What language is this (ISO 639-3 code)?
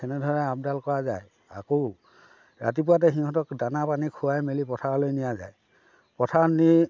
asm